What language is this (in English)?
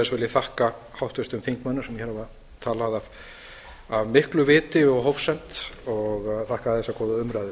Icelandic